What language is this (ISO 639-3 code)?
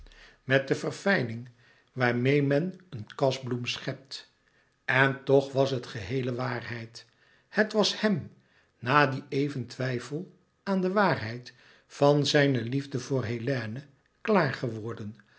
nld